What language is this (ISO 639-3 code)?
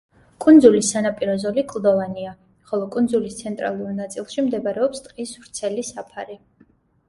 kat